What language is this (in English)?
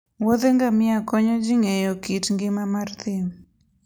Luo (Kenya and Tanzania)